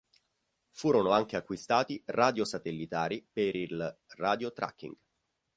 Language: Italian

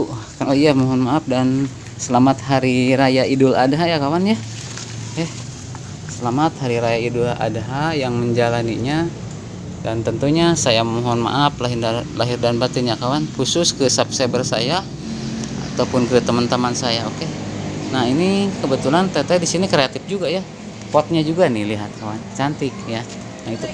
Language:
Indonesian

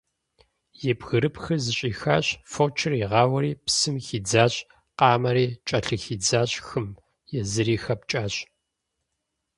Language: Kabardian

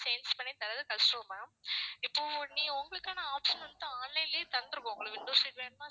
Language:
Tamil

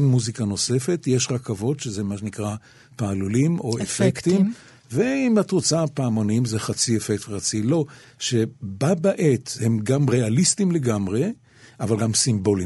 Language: Hebrew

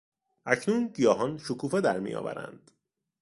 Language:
Persian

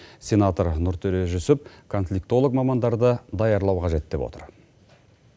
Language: Kazakh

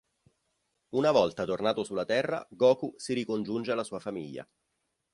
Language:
Italian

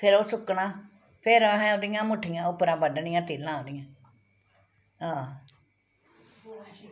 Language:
Dogri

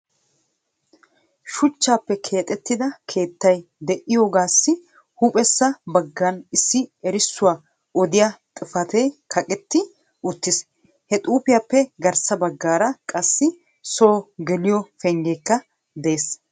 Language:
Wolaytta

